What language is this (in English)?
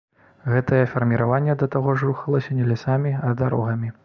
Belarusian